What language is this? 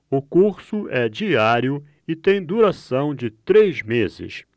Portuguese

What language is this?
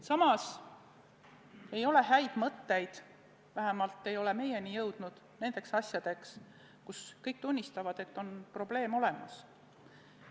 Estonian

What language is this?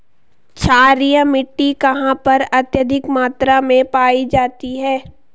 Hindi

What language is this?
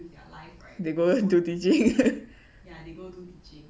English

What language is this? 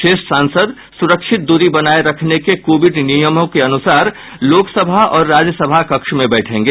Hindi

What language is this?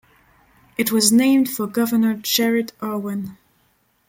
English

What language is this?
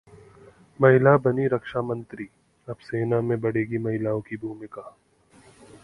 Hindi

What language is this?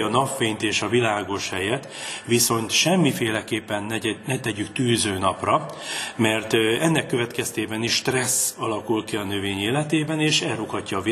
Hungarian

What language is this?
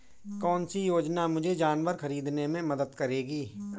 Hindi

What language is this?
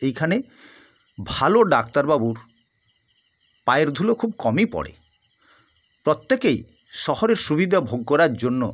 Bangla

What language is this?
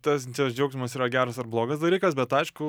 Lithuanian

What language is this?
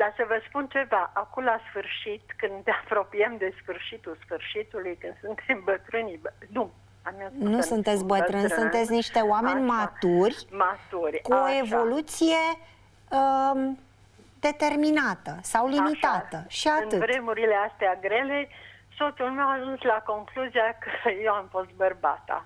Romanian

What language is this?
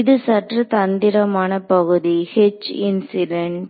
Tamil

